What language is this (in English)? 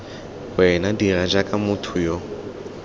Tswana